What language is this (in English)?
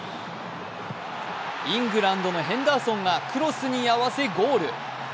Japanese